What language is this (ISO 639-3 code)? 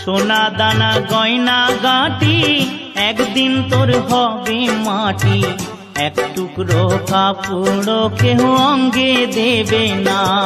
hin